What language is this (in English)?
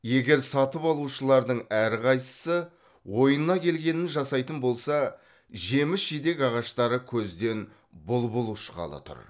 Kazakh